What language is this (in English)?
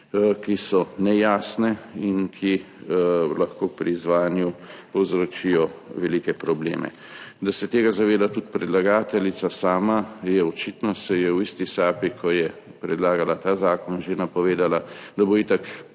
Slovenian